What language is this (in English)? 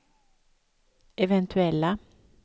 Swedish